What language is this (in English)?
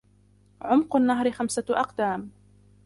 Arabic